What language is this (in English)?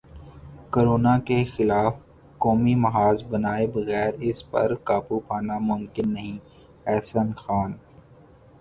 Urdu